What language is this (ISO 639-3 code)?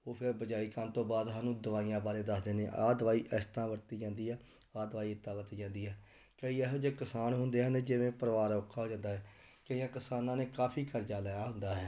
pan